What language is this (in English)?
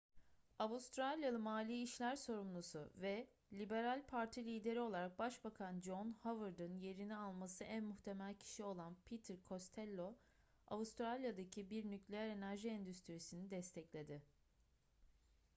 Turkish